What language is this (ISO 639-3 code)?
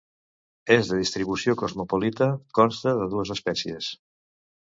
cat